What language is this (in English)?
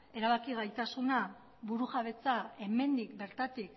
Basque